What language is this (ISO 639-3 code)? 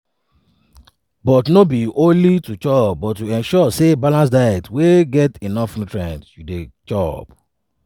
pcm